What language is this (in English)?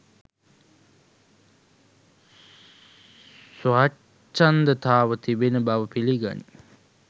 Sinhala